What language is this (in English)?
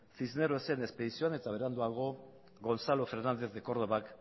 Basque